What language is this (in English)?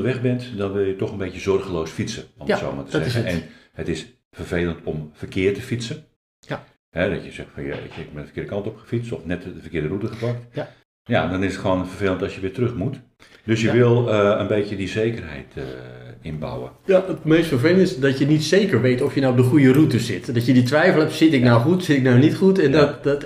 Dutch